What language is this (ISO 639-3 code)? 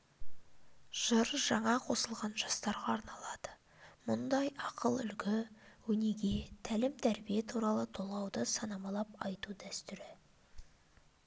kaz